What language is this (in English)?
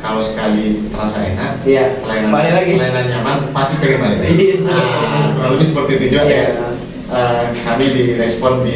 Indonesian